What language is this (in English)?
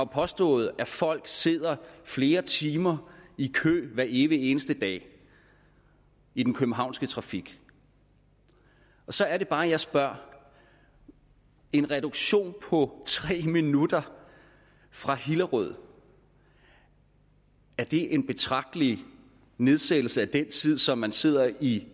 Danish